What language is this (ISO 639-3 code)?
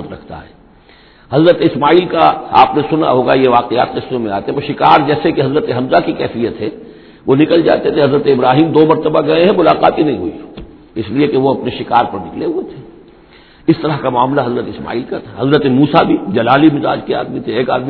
urd